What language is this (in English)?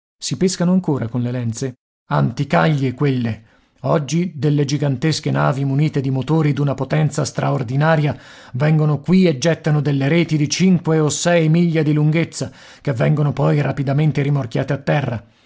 Italian